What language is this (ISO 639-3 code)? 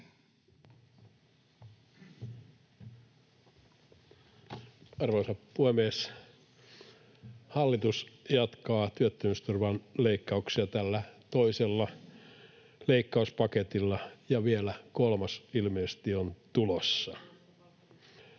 fin